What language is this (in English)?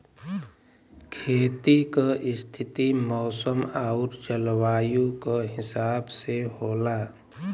Bhojpuri